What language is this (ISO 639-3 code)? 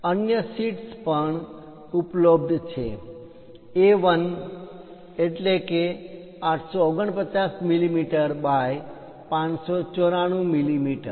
guj